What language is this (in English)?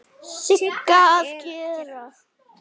Icelandic